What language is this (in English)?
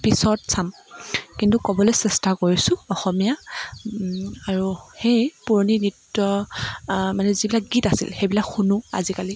Assamese